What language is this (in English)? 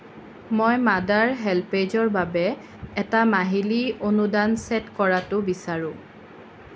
Assamese